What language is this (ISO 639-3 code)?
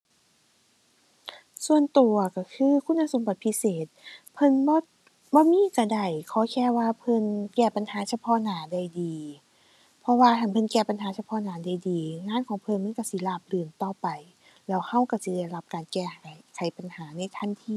tha